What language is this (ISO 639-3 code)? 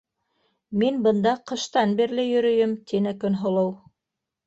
bak